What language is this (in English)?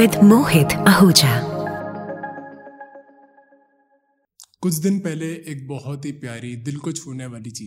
Hindi